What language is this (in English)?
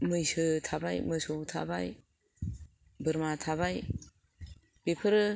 Bodo